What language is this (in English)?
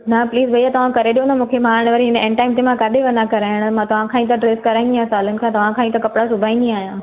Sindhi